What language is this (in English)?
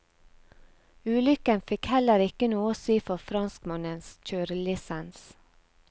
Norwegian